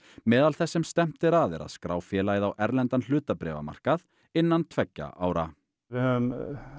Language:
Icelandic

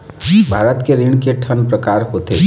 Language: Chhattisgarhi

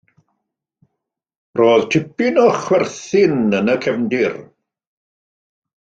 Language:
Welsh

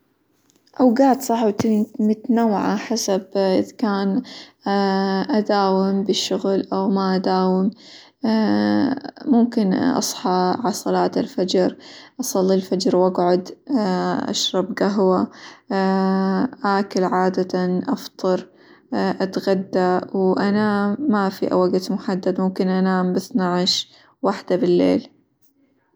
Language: Hijazi Arabic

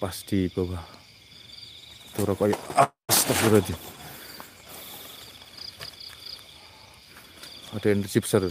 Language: Indonesian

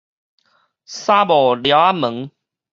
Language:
Min Nan Chinese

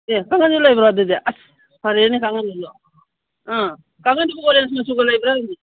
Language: Manipuri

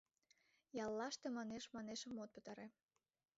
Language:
Mari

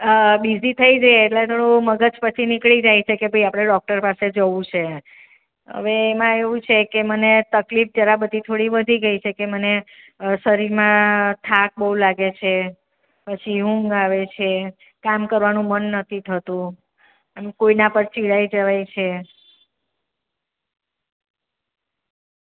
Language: Gujarati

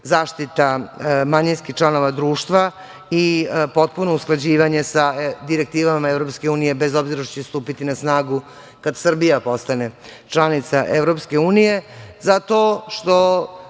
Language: Serbian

